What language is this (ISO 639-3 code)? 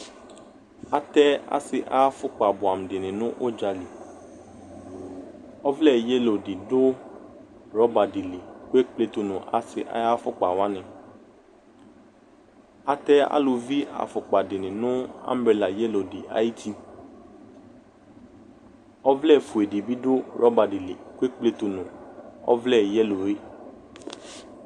kpo